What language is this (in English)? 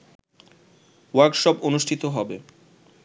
Bangla